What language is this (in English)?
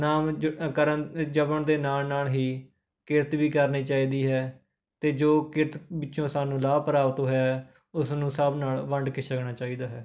Punjabi